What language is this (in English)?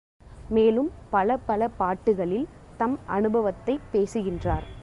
Tamil